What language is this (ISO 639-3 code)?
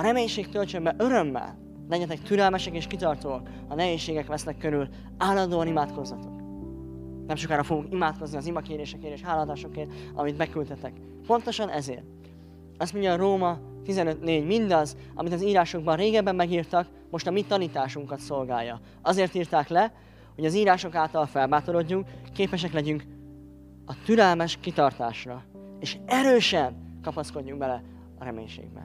hun